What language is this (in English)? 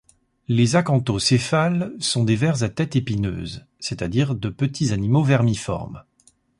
French